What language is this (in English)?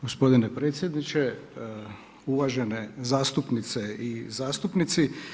Croatian